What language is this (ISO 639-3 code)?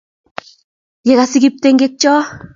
kln